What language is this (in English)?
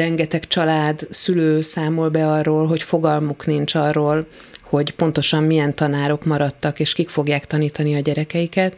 Hungarian